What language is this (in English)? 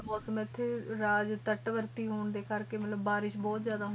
Punjabi